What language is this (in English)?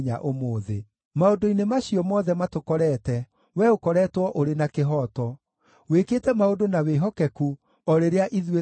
Kikuyu